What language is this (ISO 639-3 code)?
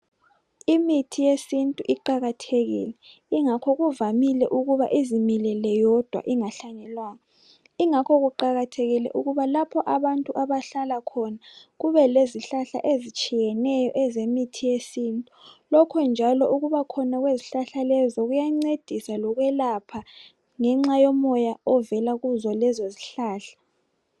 nde